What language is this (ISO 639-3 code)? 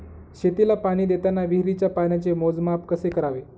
mar